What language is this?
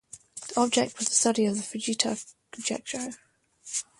English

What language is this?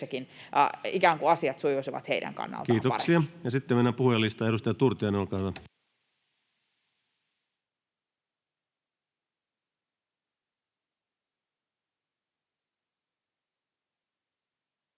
Finnish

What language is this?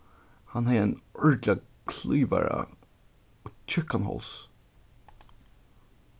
Faroese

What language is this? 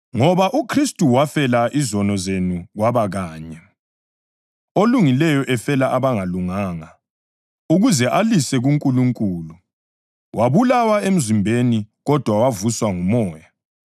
North Ndebele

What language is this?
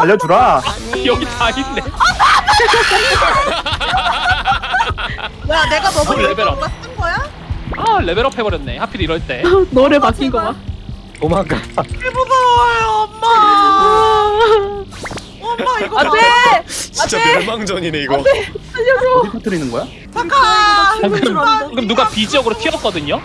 Korean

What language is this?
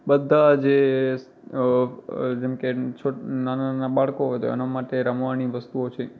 Gujarati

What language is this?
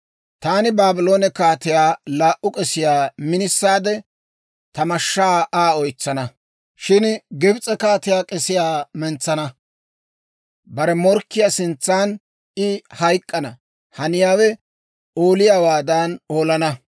Dawro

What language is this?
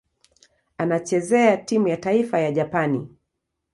Swahili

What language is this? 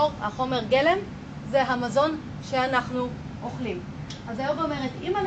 Hebrew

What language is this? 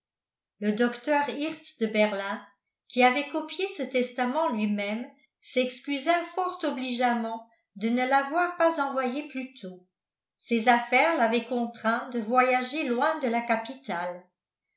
French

